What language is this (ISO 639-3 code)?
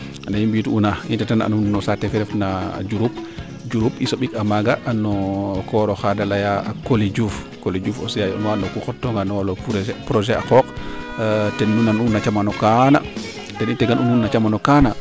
srr